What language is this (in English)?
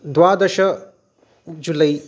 Sanskrit